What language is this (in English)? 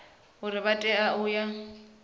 Venda